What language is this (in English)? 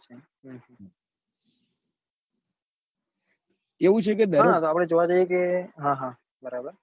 Gujarati